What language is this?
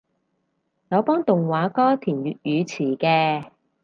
Cantonese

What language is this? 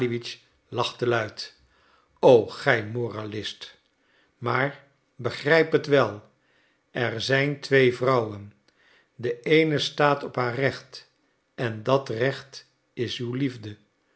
Dutch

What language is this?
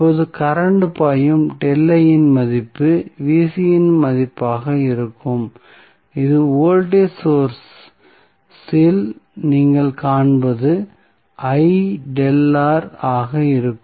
Tamil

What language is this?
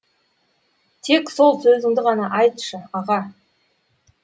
Kazakh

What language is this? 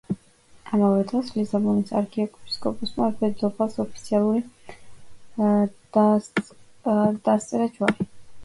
Georgian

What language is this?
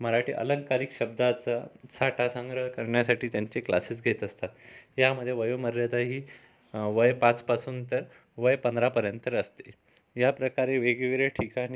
Marathi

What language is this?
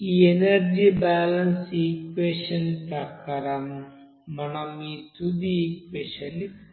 Telugu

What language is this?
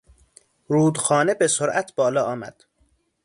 Persian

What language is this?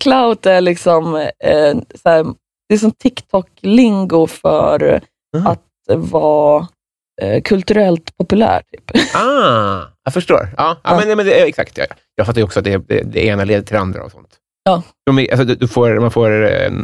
Swedish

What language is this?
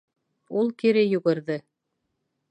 Bashkir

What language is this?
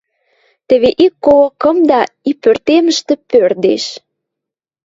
Western Mari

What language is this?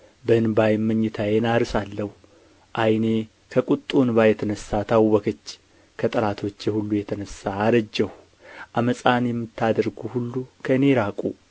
Amharic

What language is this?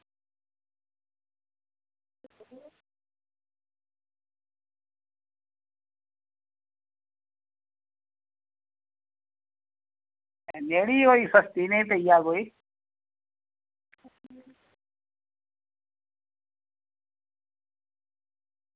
Dogri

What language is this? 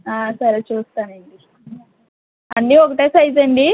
Telugu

